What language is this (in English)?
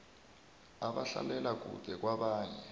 South Ndebele